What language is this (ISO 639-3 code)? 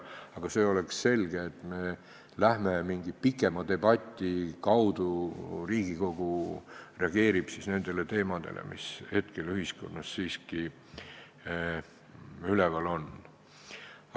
est